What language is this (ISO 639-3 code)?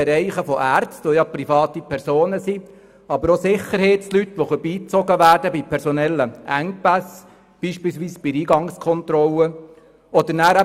gsw